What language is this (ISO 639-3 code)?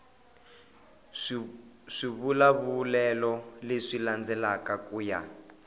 tso